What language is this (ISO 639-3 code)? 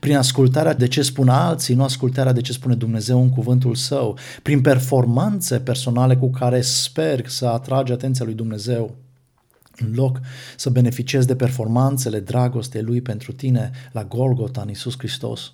ron